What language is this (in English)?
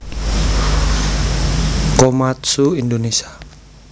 Javanese